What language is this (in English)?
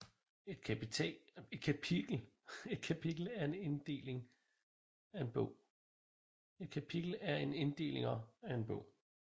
Danish